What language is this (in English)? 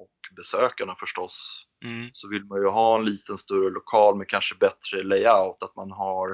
Swedish